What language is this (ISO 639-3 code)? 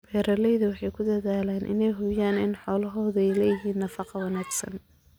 som